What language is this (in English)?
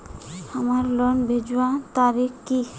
Magahi